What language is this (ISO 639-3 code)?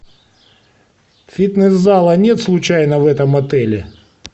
rus